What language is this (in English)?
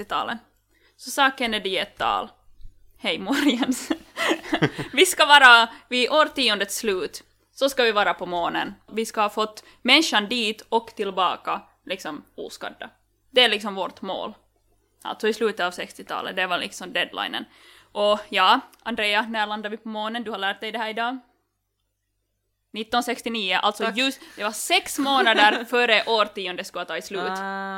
Swedish